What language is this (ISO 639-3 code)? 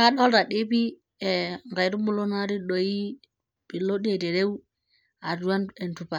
mas